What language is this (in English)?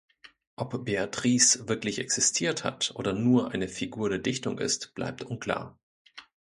German